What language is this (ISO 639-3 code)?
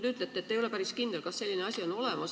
est